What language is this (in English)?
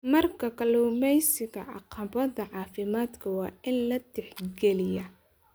Somali